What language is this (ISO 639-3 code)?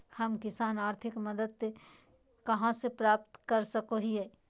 mag